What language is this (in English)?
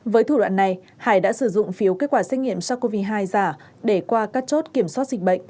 Vietnamese